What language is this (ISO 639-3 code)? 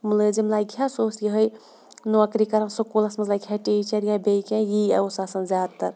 kas